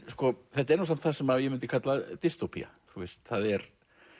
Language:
Icelandic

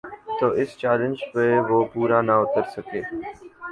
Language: Urdu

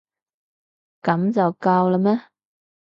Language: Cantonese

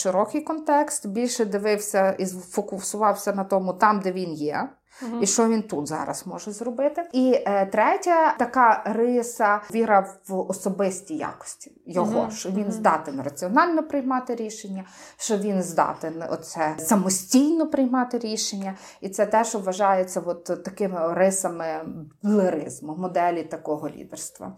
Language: Ukrainian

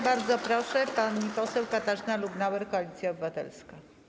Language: Polish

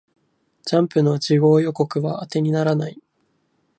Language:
Japanese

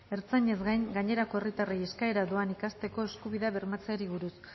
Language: Basque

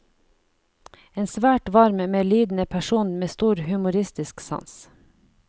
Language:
Norwegian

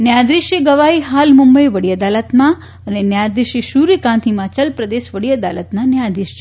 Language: Gujarati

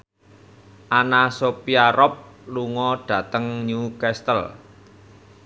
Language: Javanese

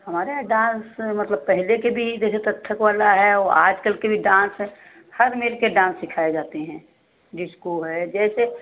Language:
Hindi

